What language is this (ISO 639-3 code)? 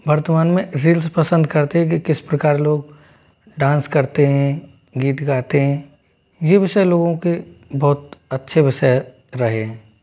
hin